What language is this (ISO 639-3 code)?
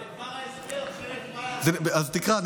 heb